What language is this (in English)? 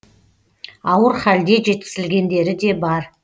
Kazakh